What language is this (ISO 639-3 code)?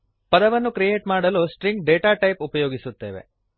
kan